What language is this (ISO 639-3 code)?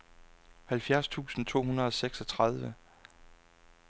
dan